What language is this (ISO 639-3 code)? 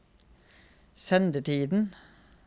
nor